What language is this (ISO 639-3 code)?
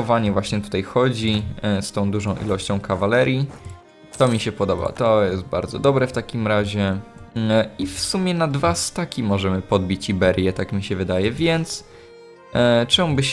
pol